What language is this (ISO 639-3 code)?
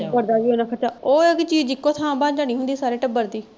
pan